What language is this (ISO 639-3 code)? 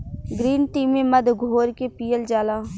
bho